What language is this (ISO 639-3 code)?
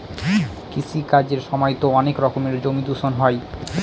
ben